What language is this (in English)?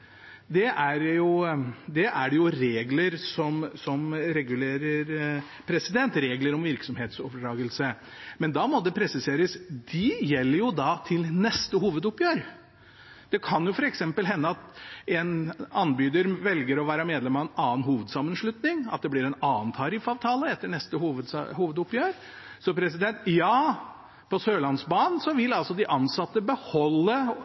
Norwegian Bokmål